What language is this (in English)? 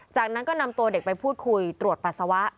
Thai